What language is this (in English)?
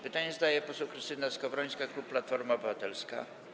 Polish